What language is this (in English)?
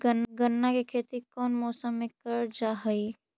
Magahi